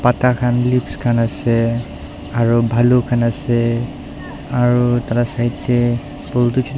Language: Naga Pidgin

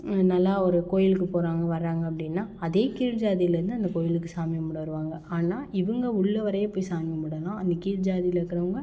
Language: Tamil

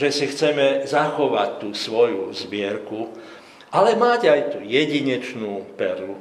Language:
Slovak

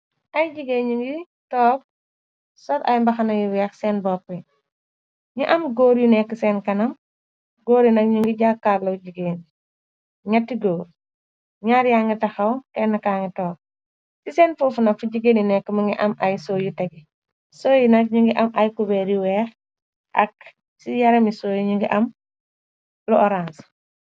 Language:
Wolof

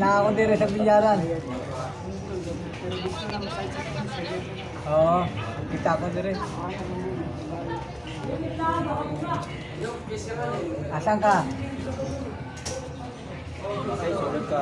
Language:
Indonesian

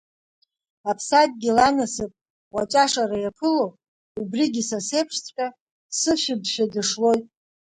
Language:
Abkhazian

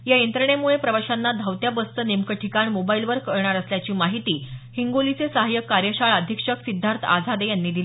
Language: Marathi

